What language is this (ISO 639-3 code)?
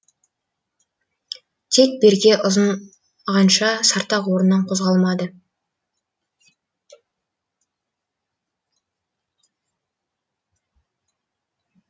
kaz